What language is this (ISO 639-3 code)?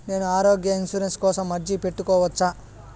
tel